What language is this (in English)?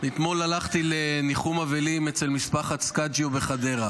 Hebrew